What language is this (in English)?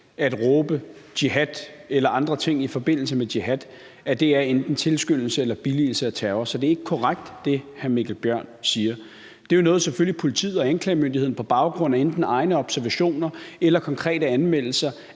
Danish